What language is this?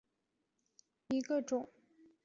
Chinese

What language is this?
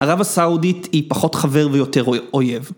Hebrew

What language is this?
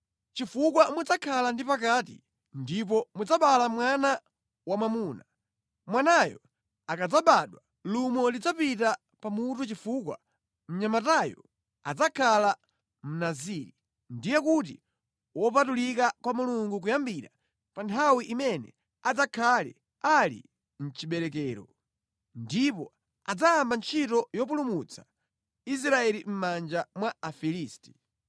Nyanja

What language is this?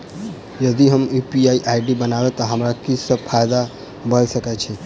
Maithili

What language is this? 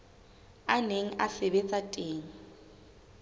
Southern Sotho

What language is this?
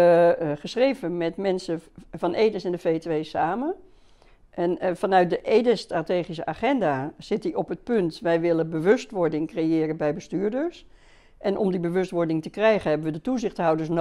Dutch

